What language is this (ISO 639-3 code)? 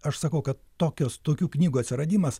lit